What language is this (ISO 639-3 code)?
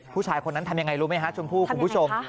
tha